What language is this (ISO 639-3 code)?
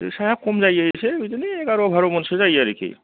brx